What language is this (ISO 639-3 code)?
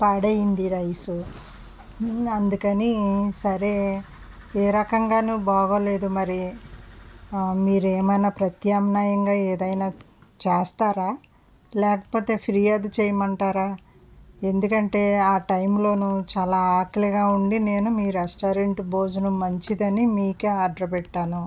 tel